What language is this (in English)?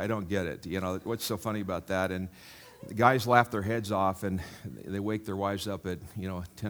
English